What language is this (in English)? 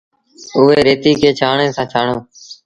Sindhi Bhil